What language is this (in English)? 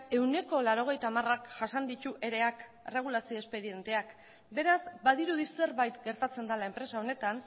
Basque